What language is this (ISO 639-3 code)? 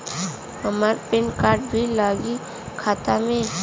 bho